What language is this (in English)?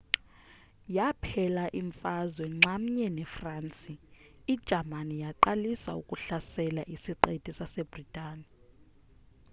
Xhosa